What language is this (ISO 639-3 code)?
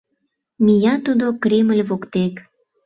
chm